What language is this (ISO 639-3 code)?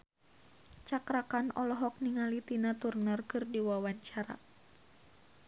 sun